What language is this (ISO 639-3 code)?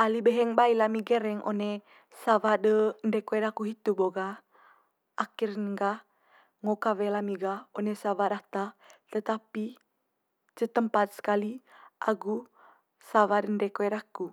mqy